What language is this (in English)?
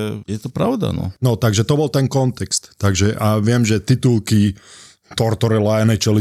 Slovak